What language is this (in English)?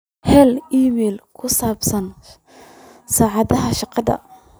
Somali